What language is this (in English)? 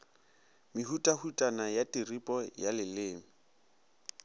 Northern Sotho